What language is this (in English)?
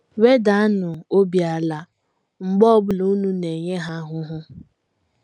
Igbo